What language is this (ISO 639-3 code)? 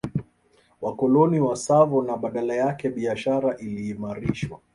swa